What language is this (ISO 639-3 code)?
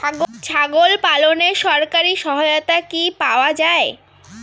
ben